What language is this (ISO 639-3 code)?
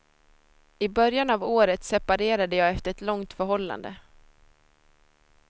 swe